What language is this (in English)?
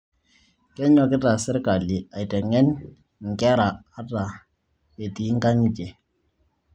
Masai